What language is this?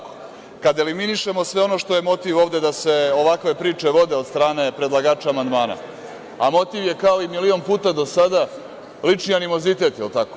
Serbian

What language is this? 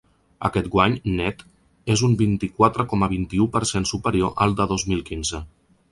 Catalan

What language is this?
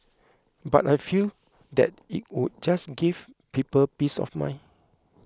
English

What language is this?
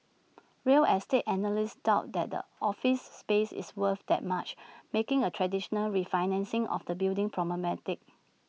English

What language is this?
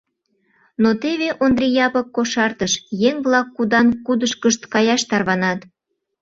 Mari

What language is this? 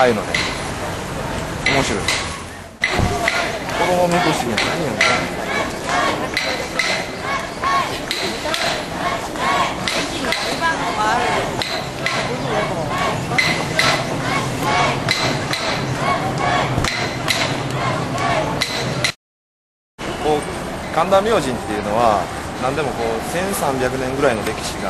Japanese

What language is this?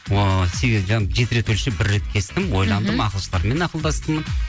Kazakh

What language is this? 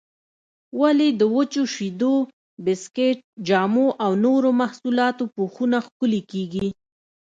Pashto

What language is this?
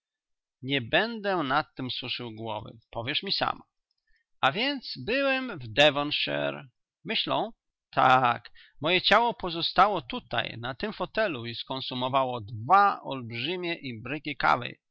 Polish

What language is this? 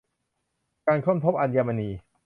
Thai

